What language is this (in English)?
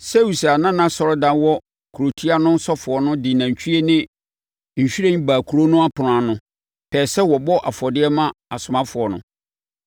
Akan